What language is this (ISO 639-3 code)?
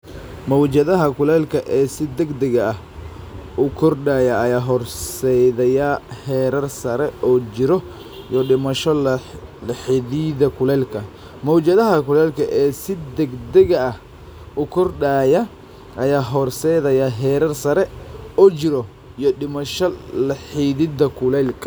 som